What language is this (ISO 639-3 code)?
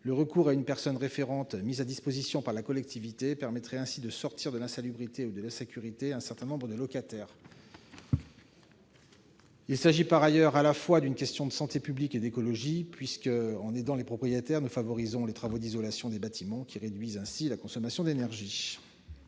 fra